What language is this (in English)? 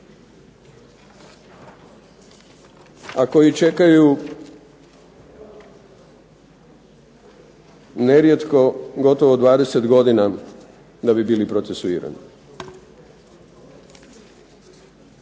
Croatian